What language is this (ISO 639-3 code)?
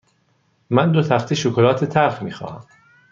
fas